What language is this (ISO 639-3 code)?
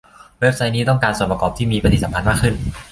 tha